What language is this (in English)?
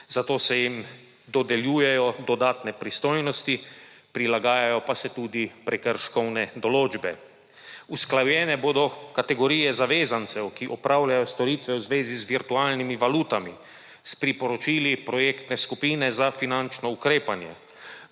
Slovenian